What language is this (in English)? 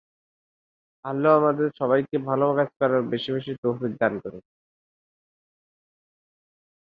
Bangla